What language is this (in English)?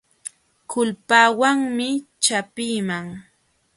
Jauja Wanca Quechua